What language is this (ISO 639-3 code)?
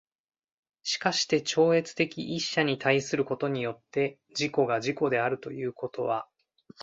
jpn